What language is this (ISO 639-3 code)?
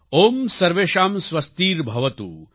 guj